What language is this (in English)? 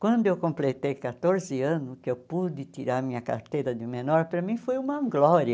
Portuguese